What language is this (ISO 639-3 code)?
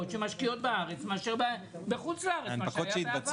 heb